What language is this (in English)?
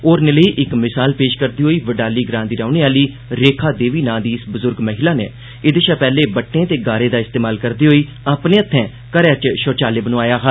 Dogri